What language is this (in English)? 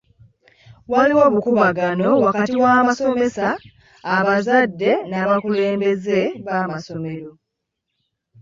Ganda